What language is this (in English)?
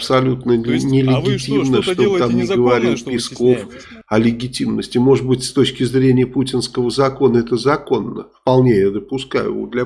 Russian